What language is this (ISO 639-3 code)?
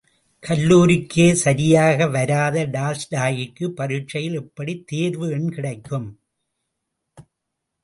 tam